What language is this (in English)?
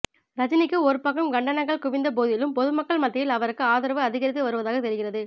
Tamil